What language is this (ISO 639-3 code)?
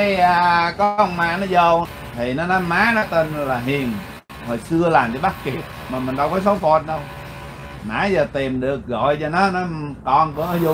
vie